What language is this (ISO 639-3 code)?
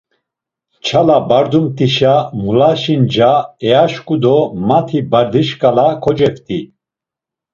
lzz